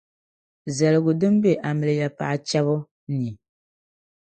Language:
Dagbani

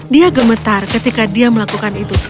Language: Indonesian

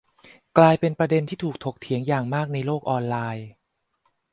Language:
Thai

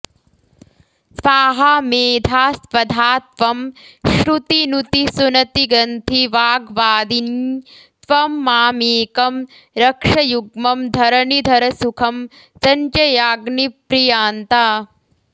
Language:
Sanskrit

